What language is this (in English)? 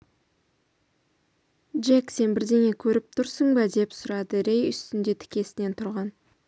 Kazakh